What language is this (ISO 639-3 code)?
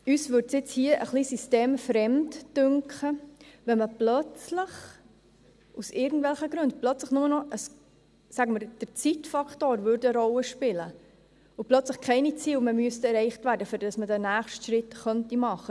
gsw